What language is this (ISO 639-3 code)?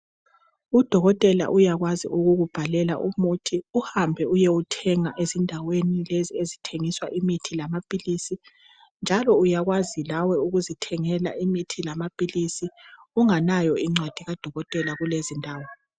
nde